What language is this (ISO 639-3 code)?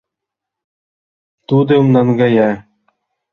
chm